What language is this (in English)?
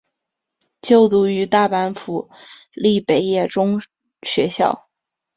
Chinese